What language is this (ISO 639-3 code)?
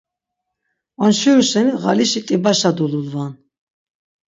lzz